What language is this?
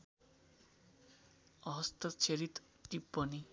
Nepali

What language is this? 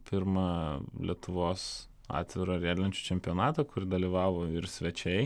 Lithuanian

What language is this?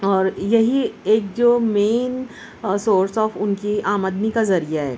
Urdu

